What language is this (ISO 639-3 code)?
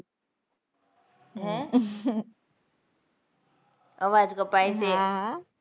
guj